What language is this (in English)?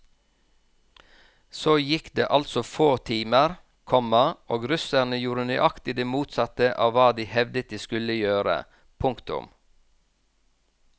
Norwegian